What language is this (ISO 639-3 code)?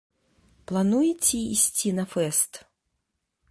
bel